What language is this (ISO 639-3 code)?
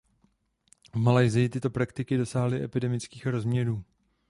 ces